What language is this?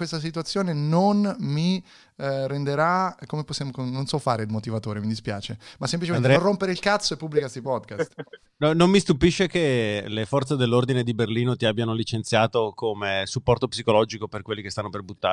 Italian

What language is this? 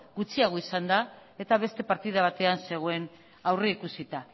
Basque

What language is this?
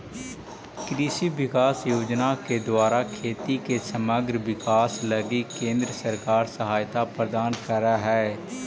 Magahi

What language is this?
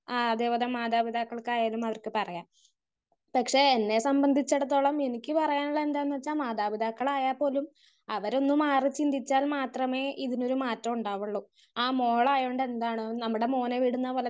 Malayalam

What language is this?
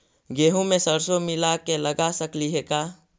Magahi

